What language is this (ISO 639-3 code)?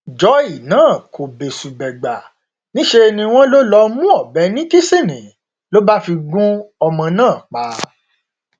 yor